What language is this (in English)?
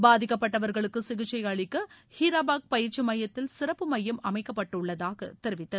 Tamil